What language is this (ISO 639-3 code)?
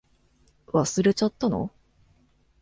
jpn